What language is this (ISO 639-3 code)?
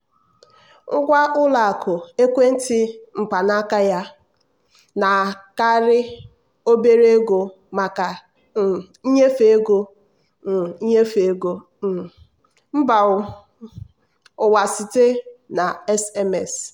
ibo